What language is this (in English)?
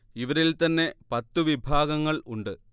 Malayalam